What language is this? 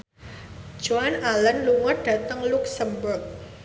Javanese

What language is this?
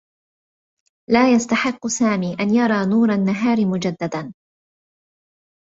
Arabic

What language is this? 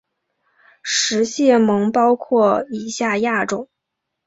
Chinese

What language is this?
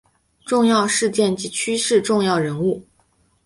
Chinese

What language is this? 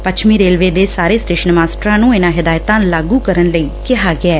Punjabi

